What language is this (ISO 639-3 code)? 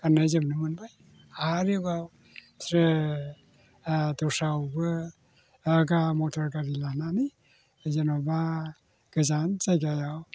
brx